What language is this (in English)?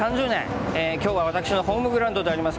Japanese